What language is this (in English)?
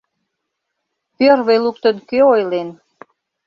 Mari